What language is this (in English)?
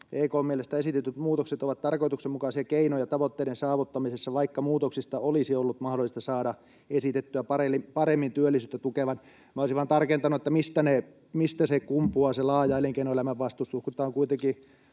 Finnish